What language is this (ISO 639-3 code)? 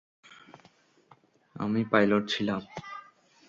ben